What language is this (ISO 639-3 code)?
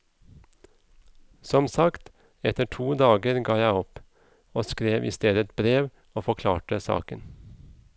nor